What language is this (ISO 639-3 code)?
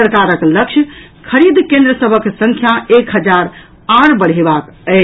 mai